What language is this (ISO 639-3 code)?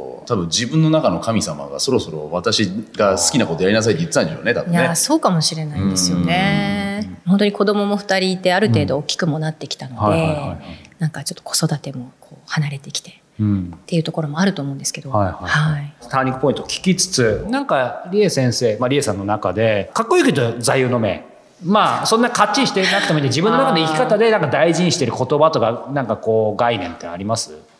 jpn